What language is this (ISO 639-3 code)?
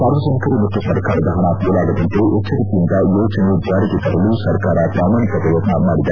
kan